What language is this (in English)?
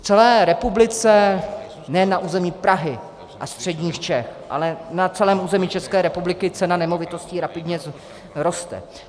Czech